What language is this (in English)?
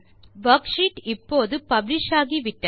Tamil